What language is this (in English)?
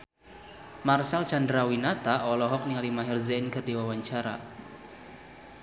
Sundanese